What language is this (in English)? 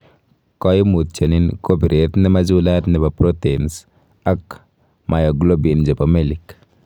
Kalenjin